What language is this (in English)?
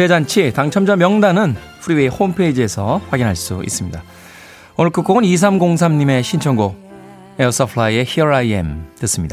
Korean